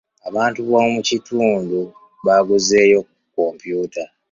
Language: Ganda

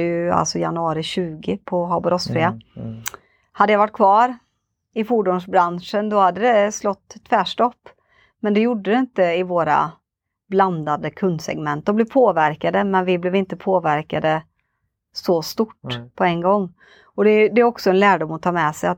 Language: Swedish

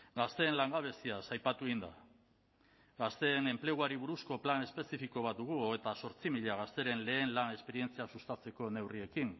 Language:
Basque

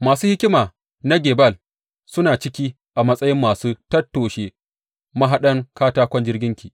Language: Hausa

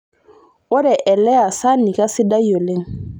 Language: Masai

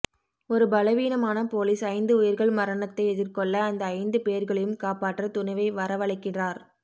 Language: Tamil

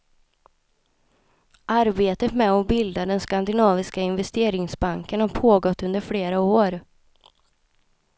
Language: Swedish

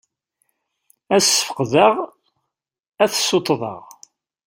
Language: Kabyle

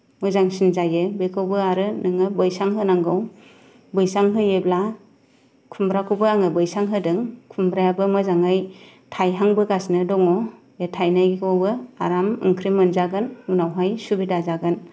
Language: Bodo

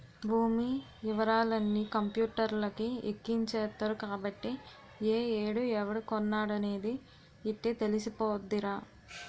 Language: Telugu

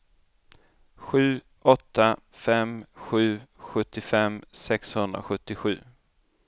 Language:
Swedish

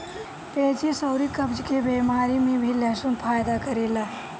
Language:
Bhojpuri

